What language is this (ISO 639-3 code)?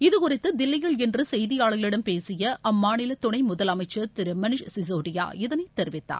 tam